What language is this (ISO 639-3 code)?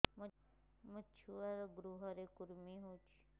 ori